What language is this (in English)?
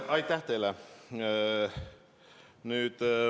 Estonian